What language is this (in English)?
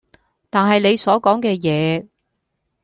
Cantonese